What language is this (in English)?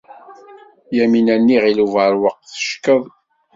Kabyle